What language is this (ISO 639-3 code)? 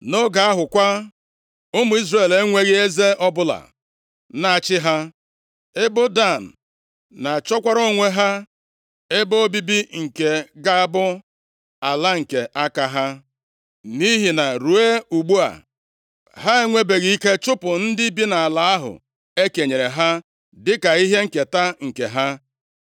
ibo